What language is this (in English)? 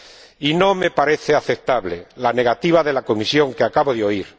Spanish